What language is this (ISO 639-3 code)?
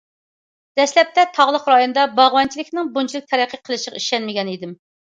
uig